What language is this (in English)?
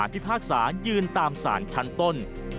Thai